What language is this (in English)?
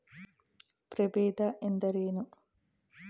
Kannada